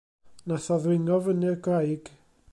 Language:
Welsh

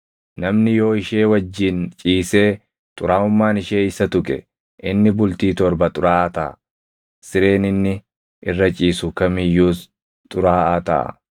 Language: Oromo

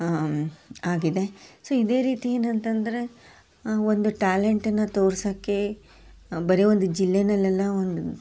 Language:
Kannada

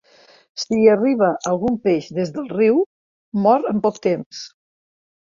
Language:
Catalan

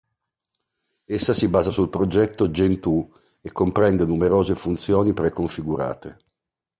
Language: Italian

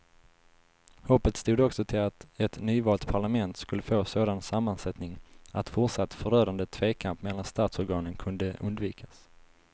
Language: Swedish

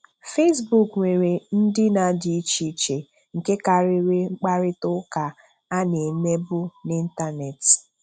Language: Igbo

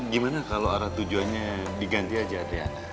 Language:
Indonesian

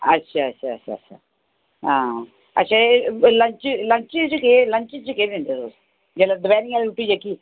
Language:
Dogri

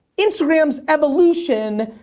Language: English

